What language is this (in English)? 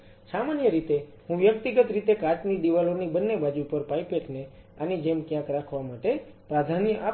Gujarati